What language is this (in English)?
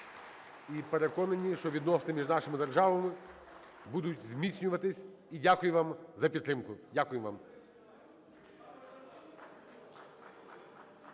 Ukrainian